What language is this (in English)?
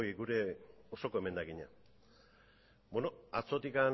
Basque